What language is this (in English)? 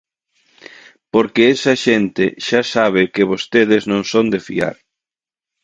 Galician